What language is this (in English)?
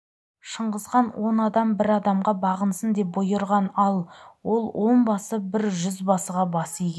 Kazakh